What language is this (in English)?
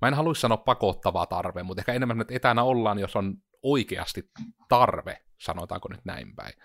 Finnish